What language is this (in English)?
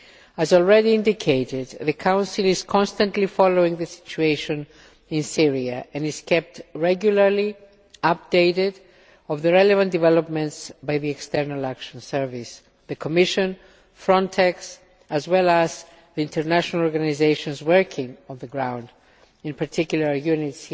English